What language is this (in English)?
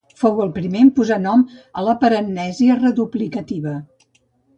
Catalan